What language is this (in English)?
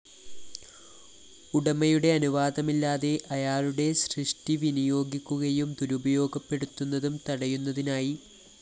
Malayalam